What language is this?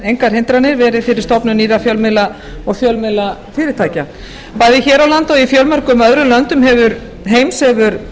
Icelandic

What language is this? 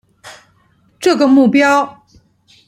Chinese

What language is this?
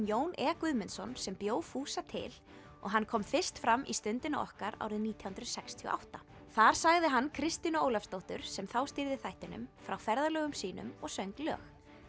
Icelandic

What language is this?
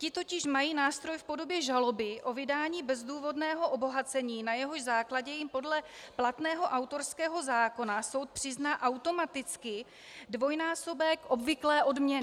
Czech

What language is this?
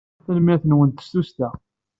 Kabyle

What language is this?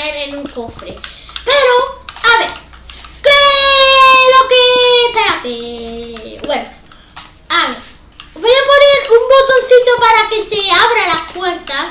Spanish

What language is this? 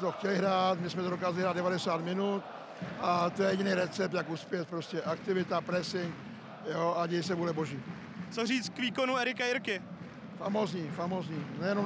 Czech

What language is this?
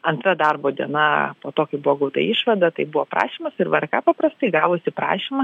Lithuanian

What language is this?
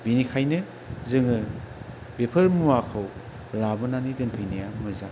Bodo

